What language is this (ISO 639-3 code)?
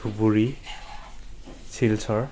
asm